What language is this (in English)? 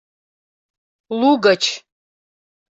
Mari